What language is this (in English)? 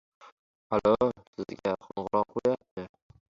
Uzbek